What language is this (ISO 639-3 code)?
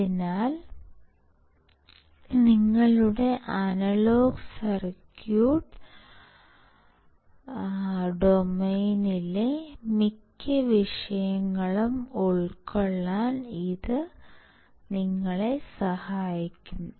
mal